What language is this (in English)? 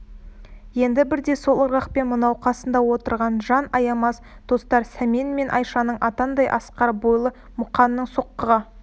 Kazakh